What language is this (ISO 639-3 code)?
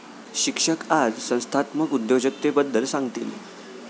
mar